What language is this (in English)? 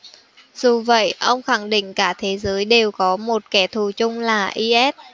Vietnamese